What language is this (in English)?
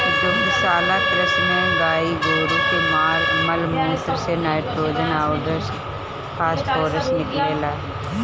Bhojpuri